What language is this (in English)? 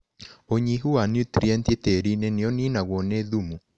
Kikuyu